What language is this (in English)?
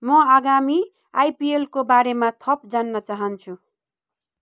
Nepali